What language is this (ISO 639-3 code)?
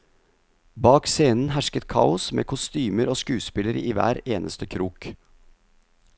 nor